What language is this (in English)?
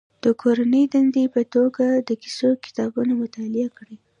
Pashto